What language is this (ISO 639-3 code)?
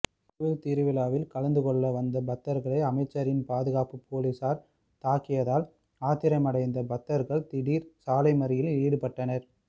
tam